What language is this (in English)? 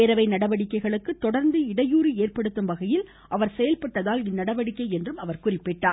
Tamil